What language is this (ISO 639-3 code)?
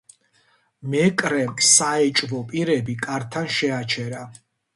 kat